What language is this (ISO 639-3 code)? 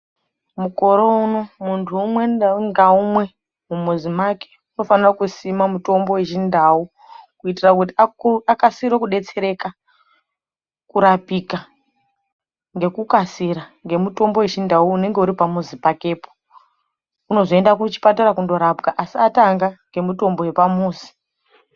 ndc